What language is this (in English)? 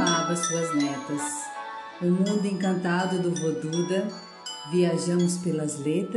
Portuguese